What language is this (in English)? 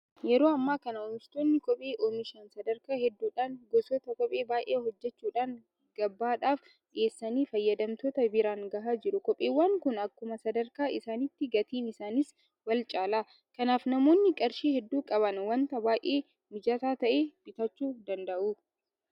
Oromo